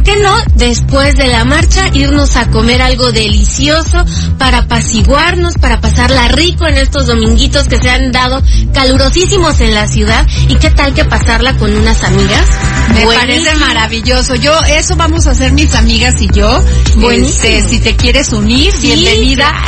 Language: Spanish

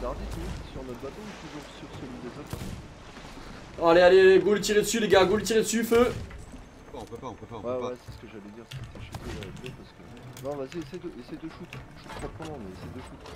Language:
French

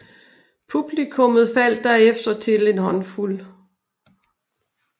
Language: Danish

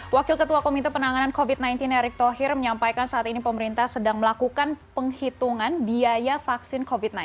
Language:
Indonesian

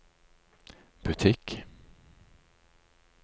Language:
Norwegian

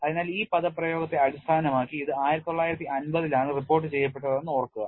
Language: Malayalam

